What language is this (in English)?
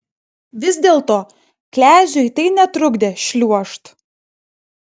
Lithuanian